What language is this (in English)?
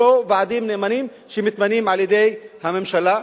Hebrew